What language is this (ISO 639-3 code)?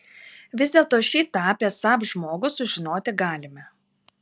lit